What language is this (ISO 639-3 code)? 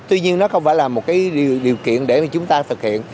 vie